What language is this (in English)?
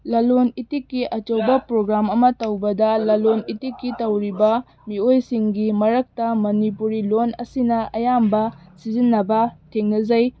Manipuri